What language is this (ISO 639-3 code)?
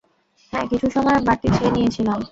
ben